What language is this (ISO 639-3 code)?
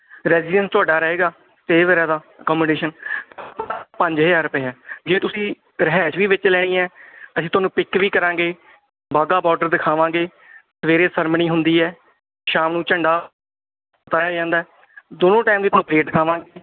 pan